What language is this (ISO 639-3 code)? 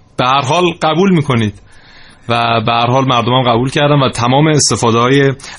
fas